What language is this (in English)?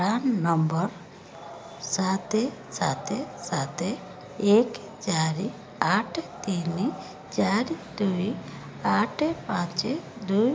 Odia